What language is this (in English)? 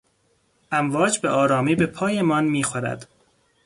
Persian